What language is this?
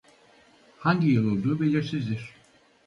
Turkish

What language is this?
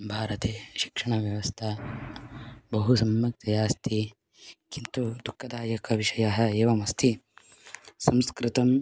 Sanskrit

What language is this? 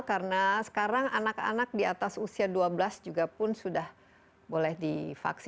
Indonesian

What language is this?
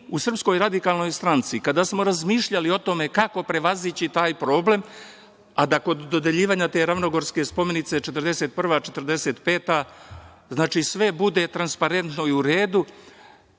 Serbian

